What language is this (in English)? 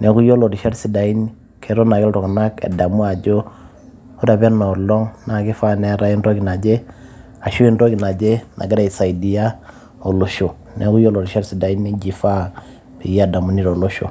Masai